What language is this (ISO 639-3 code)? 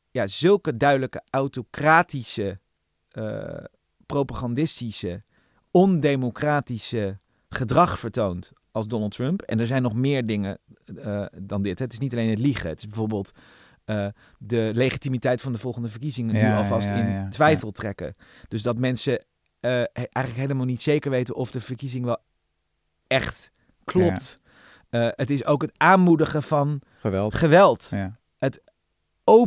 nld